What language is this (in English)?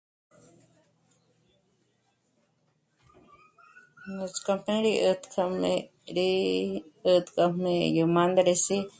Michoacán Mazahua